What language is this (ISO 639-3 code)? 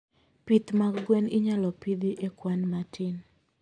luo